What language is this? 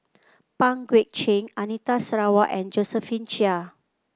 English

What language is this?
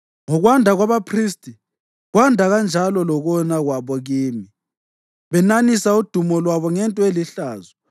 North Ndebele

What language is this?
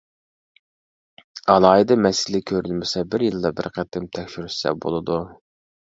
Uyghur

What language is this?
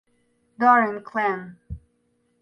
English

